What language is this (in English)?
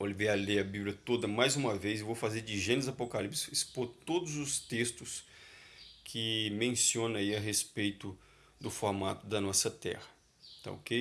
Portuguese